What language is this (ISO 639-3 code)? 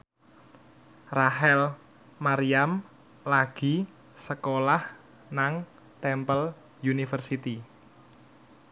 jav